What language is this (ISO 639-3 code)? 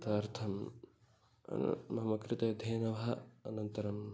san